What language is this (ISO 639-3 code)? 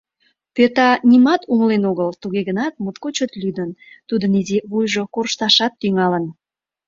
chm